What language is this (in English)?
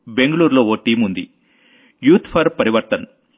Telugu